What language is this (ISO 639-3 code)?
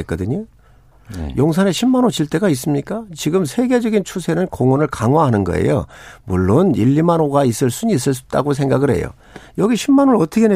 kor